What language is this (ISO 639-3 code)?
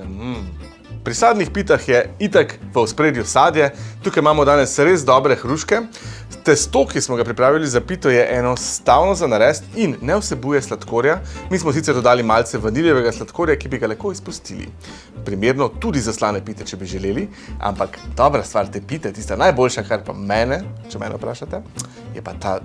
slv